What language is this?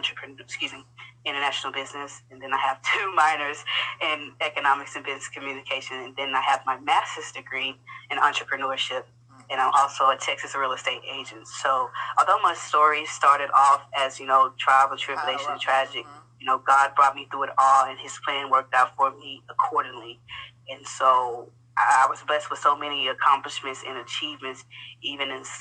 English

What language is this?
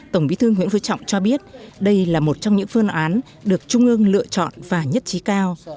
Vietnamese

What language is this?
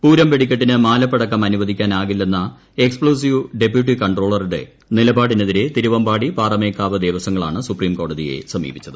Malayalam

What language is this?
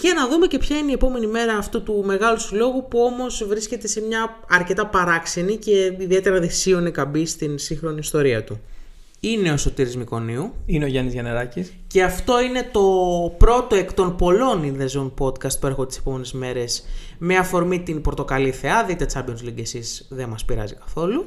Greek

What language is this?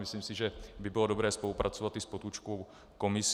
Czech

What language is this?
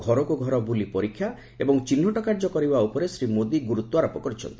Odia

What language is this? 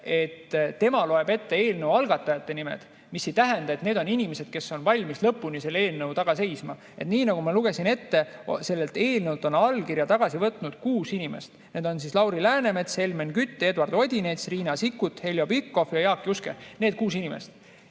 Estonian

